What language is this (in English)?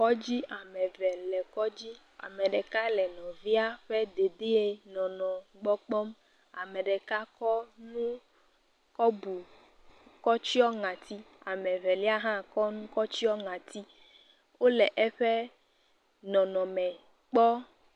Ewe